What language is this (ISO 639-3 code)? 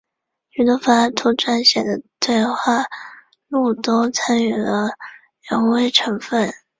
zho